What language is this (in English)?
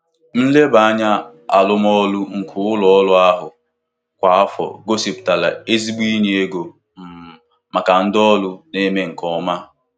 Igbo